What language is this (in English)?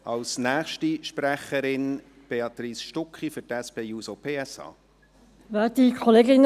Swiss German